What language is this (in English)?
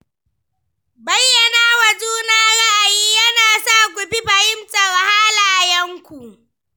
Hausa